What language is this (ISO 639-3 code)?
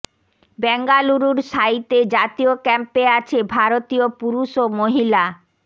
ben